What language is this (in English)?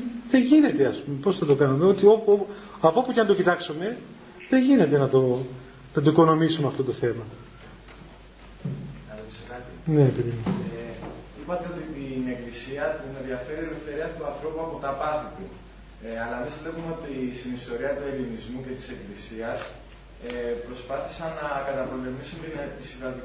Greek